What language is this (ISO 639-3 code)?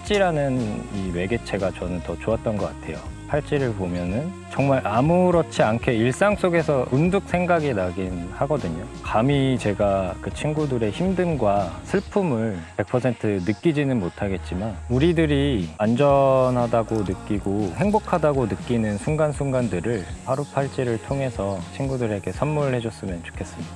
kor